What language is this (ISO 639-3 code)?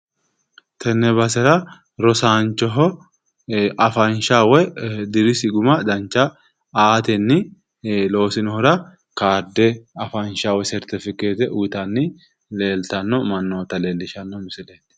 sid